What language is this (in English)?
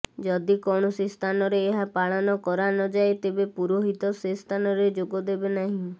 Odia